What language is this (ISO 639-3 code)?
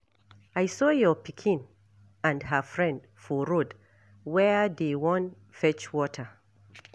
pcm